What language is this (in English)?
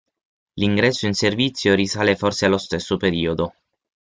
Italian